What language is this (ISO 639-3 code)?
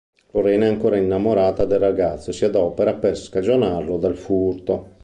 ita